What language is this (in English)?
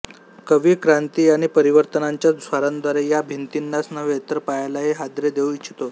Marathi